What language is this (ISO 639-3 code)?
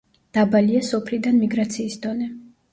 kat